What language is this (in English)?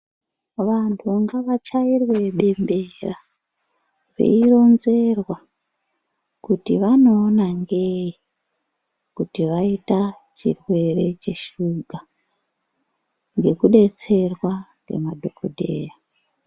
Ndau